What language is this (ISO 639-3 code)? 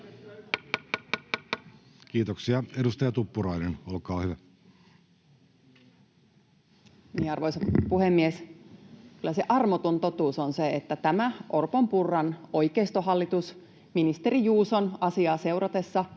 fin